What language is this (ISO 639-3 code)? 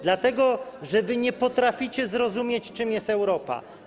pol